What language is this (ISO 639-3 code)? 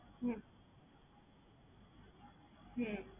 ben